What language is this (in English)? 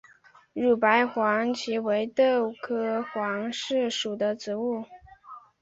Chinese